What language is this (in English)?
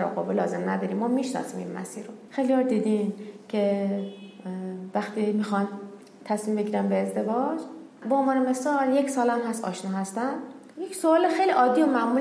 Persian